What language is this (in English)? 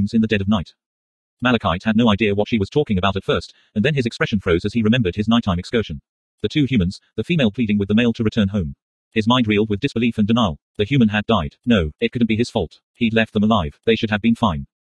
English